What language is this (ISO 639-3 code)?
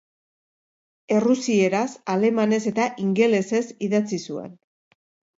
eus